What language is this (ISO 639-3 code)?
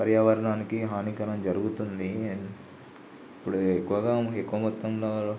tel